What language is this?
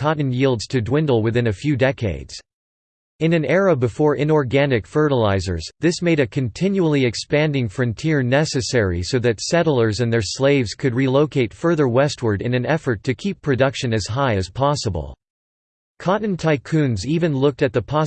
English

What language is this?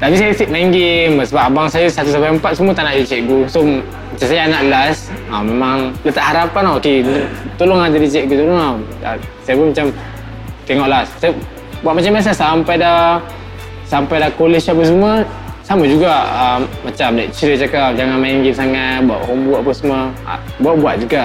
Malay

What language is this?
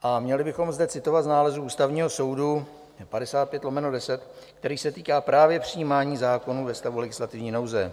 Czech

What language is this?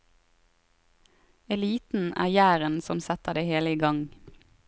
Norwegian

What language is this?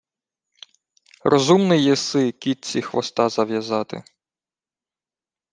Ukrainian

